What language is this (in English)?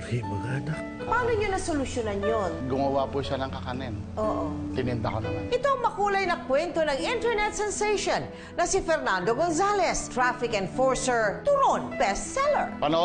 Filipino